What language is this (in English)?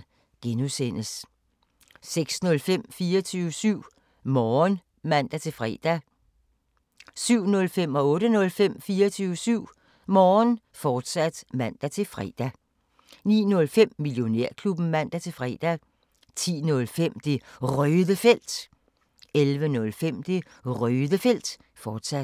Danish